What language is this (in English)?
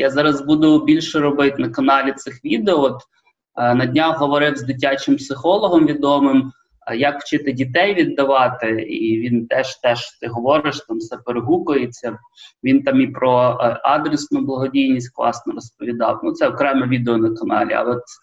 Ukrainian